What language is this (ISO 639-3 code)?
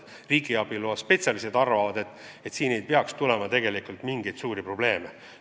est